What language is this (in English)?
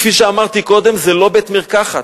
Hebrew